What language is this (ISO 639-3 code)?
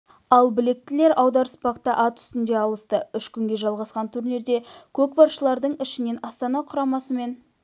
kaz